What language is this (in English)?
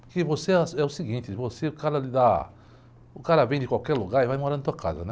Portuguese